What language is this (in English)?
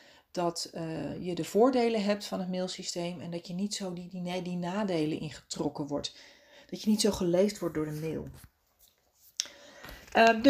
Dutch